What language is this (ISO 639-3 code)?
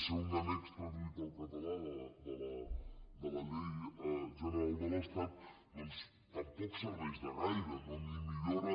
cat